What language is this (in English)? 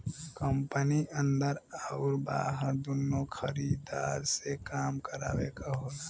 Bhojpuri